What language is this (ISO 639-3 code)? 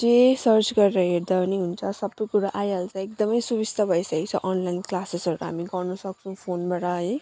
nep